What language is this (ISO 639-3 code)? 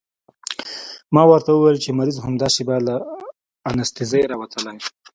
pus